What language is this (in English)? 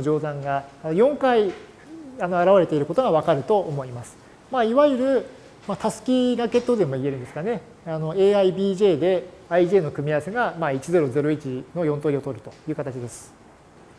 Japanese